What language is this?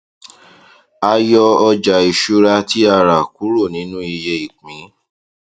Yoruba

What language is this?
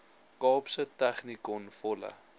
Afrikaans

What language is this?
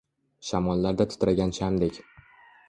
Uzbek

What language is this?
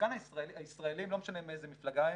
Hebrew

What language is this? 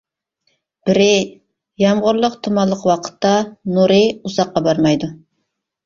Uyghur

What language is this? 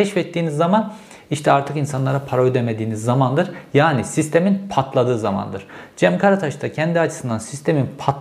Turkish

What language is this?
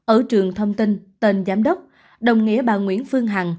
Vietnamese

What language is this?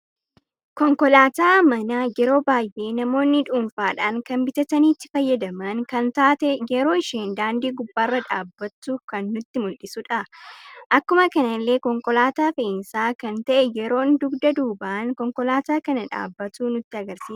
Oromo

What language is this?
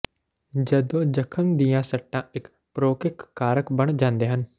Punjabi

